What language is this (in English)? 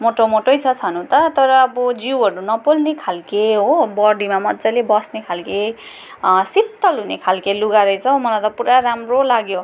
Nepali